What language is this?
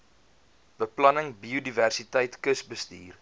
Afrikaans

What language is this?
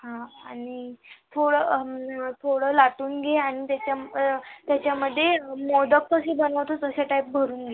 Marathi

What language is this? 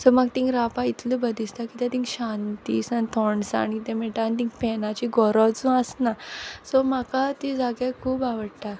Konkani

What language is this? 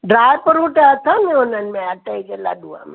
Sindhi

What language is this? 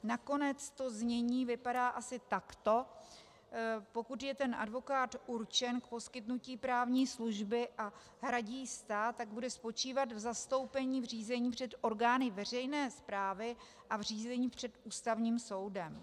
Czech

